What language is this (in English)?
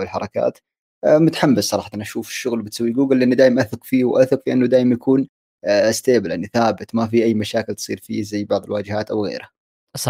Arabic